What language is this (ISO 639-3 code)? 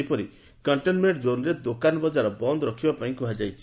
ori